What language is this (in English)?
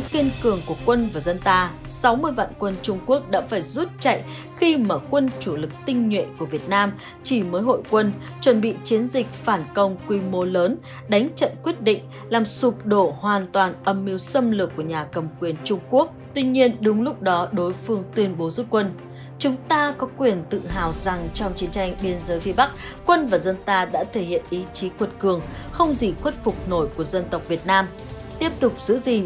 Vietnamese